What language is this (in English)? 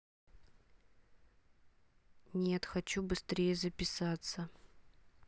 Russian